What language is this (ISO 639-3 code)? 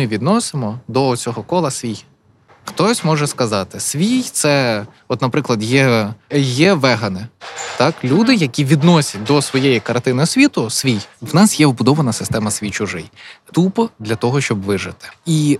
ukr